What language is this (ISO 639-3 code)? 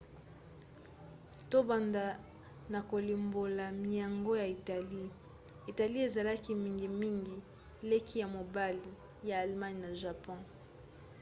lin